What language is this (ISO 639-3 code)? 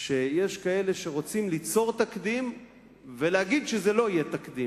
heb